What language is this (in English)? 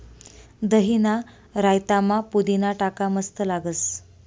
Marathi